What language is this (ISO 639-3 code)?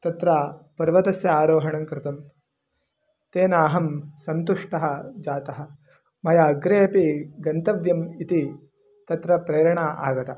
san